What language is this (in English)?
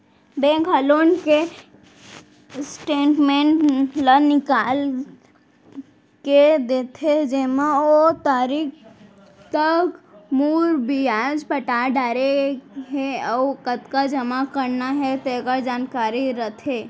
Chhattisgarhi